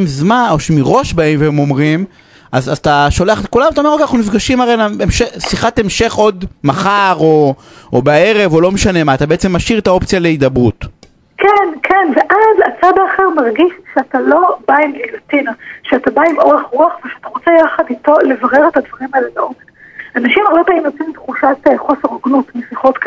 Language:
Hebrew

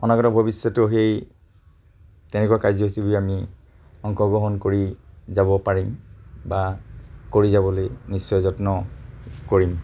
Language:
Assamese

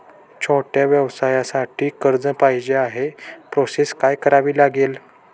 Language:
Marathi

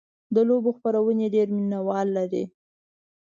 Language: Pashto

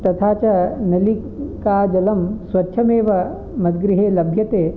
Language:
Sanskrit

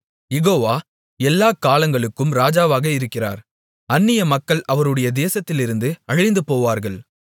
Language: Tamil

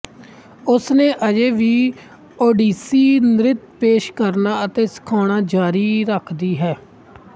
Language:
Punjabi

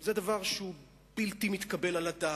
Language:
Hebrew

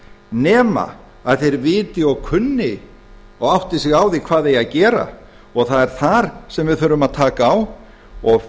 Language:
Icelandic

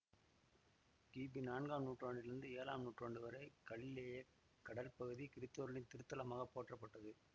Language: Tamil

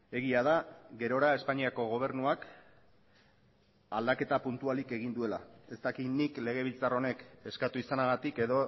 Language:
Basque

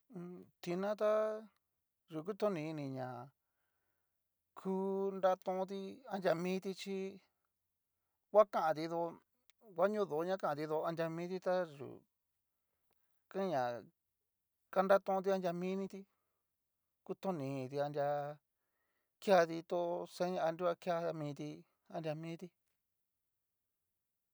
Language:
Cacaloxtepec Mixtec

